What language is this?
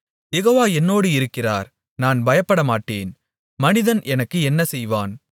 Tamil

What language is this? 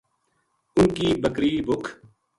Gujari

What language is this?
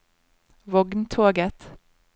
Norwegian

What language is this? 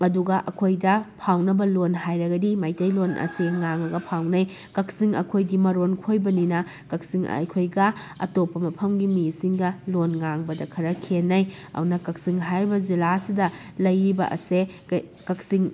Manipuri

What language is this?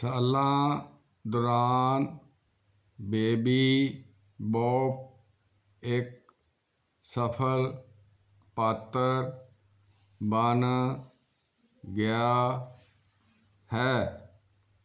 Punjabi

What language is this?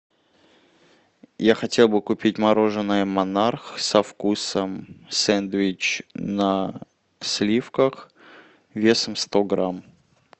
Russian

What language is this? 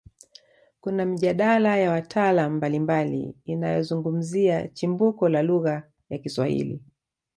Swahili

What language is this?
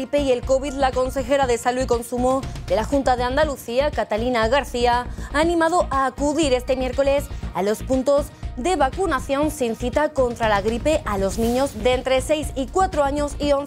Spanish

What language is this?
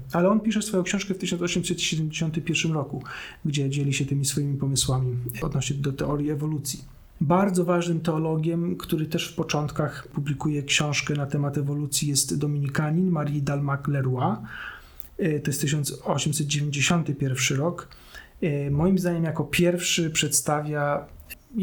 Polish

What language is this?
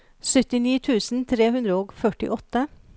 Norwegian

